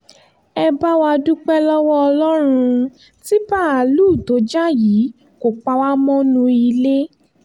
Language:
Yoruba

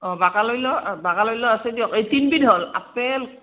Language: Assamese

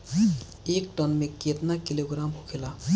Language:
Bhojpuri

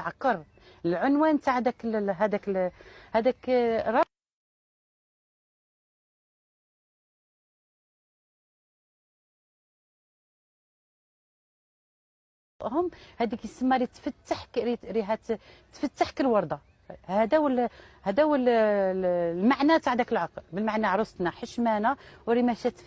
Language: Arabic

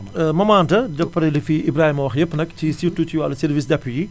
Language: Wolof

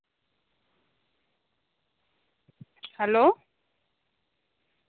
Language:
Santali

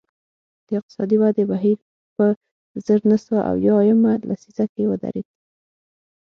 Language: Pashto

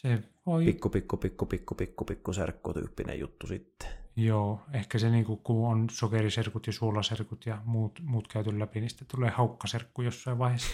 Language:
Finnish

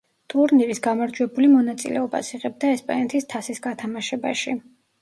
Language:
Georgian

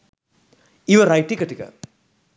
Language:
Sinhala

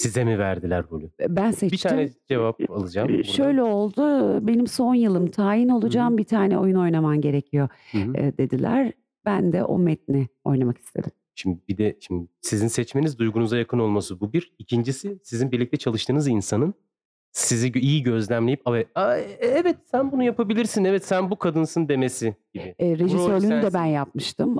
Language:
Turkish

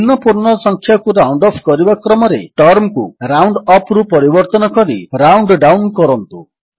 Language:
Odia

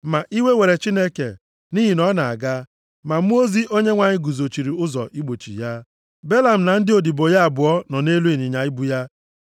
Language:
Igbo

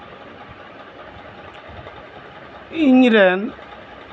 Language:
Santali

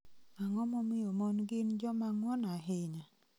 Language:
Luo (Kenya and Tanzania)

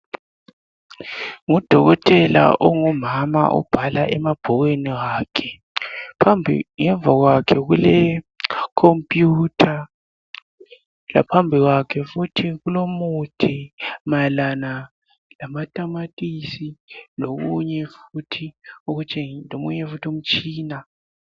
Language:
North Ndebele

